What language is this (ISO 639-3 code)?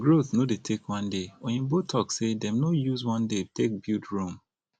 pcm